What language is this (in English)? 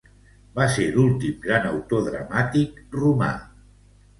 Catalan